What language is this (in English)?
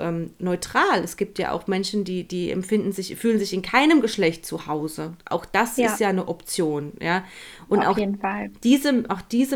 German